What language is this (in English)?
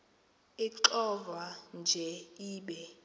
Xhosa